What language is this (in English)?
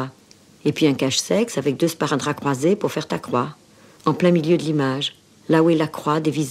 French